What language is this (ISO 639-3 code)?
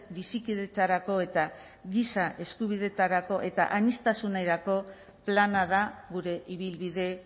eus